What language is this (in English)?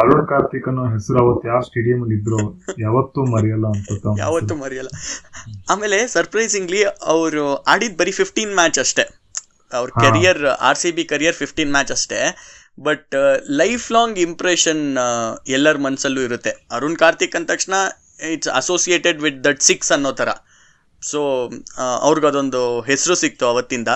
Kannada